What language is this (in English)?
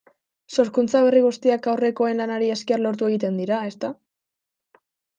Basque